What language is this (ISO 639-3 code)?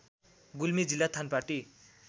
nep